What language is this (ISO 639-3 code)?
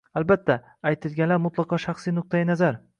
uzb